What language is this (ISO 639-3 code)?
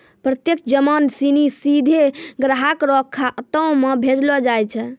mai